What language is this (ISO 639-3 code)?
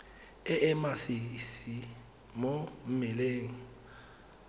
tsn